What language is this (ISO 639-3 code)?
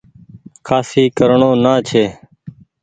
gig